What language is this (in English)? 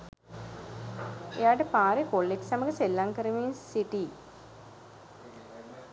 Sinhala